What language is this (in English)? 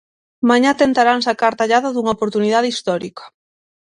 Galician